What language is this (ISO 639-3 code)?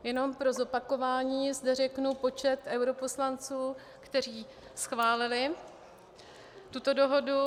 ces